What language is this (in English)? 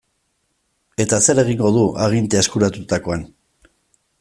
Basque